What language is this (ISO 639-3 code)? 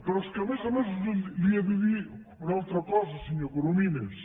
cat